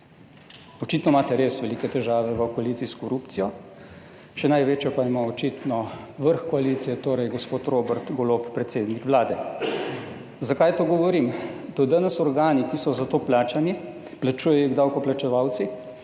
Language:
Slovenian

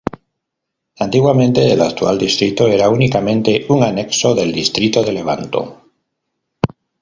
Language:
Spanish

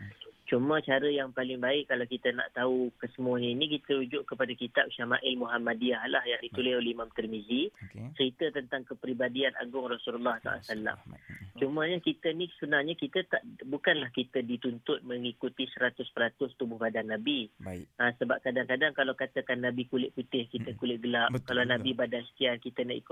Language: Malay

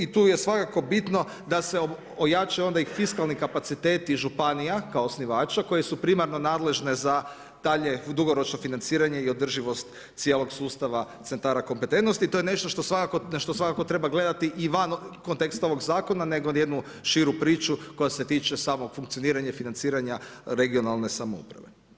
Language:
Croatian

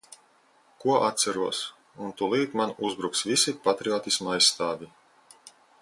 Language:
Latvian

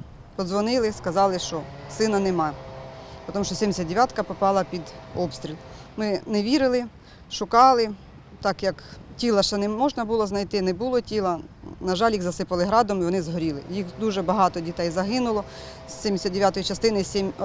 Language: Ukrainian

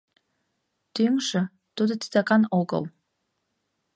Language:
Mari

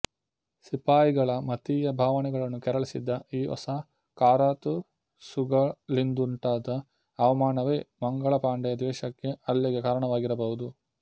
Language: Kannada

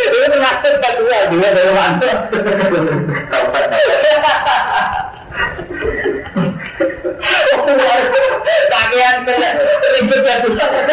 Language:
Indonesian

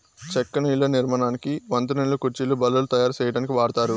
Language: Telugu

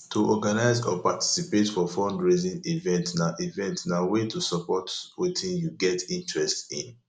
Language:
Nigerian Pidgin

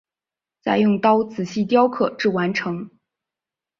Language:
Chinese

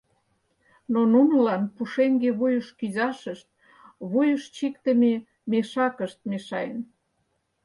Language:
Mari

